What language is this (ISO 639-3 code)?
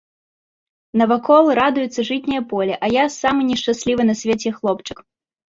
bel